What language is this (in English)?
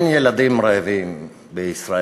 Hebrew